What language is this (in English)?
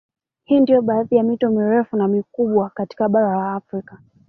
Swahili